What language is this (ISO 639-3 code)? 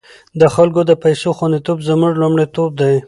pus